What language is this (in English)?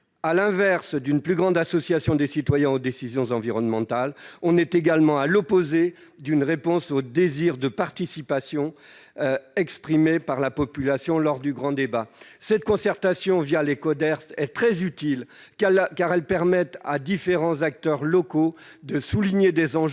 French